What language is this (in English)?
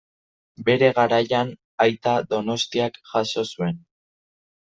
Basque